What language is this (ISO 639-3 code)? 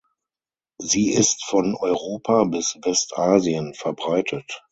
deu